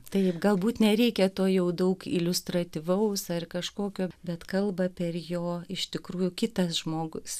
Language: Lithuanian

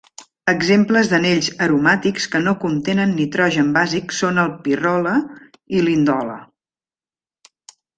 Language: Catalan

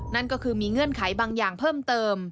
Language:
Thai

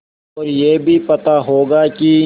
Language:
Hindi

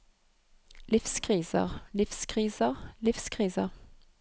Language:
Norwegian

